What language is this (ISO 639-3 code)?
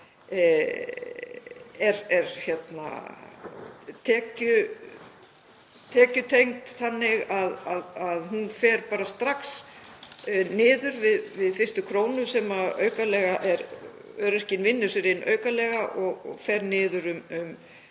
isl